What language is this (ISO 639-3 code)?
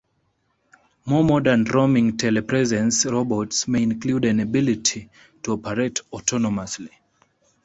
eng